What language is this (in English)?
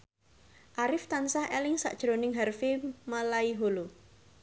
Javanese